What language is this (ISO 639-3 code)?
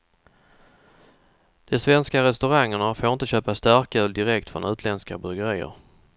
swe